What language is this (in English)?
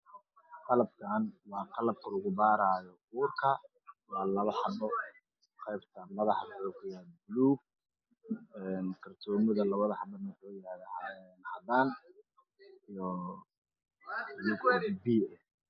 Somali